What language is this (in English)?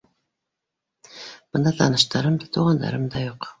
Bashkir